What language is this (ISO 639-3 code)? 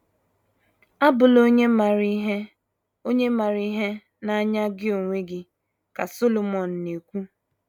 ibo